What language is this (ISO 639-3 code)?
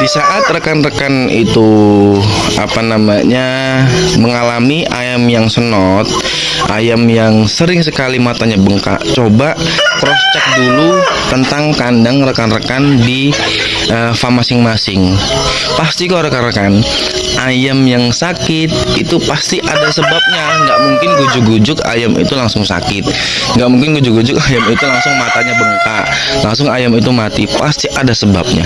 ind